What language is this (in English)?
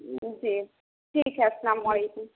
Urdu